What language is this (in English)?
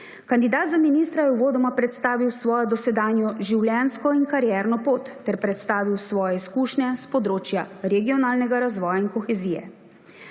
Slovenian